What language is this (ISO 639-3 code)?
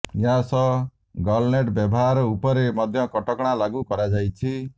ori